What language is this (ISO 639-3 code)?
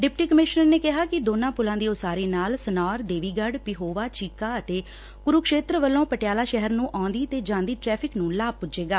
pan